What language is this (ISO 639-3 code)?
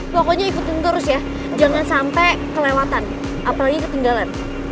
ind